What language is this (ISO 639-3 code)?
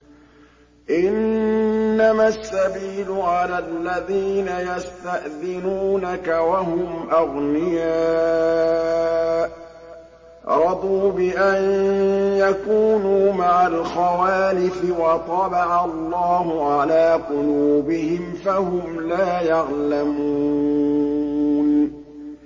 ara